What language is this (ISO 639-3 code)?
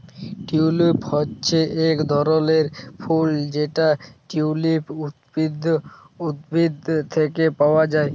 ben